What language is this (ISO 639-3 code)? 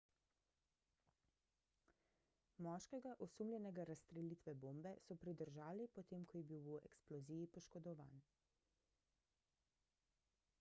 slv